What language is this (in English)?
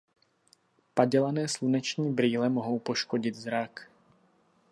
Czech